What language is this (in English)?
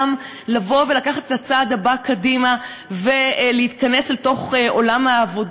Hebrew